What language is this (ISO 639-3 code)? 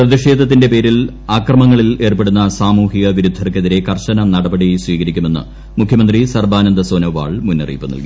mal